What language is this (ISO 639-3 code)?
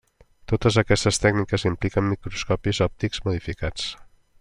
cat